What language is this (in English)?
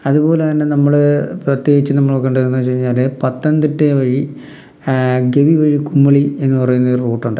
Malayalam